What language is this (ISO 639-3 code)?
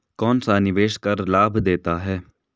hin